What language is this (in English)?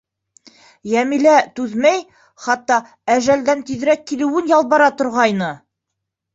Bashkir